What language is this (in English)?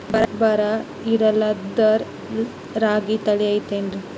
Kannada